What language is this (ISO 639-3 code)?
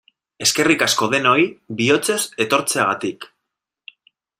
eus